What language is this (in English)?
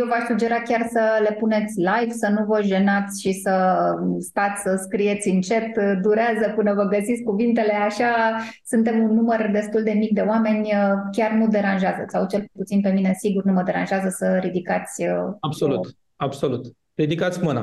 Romanian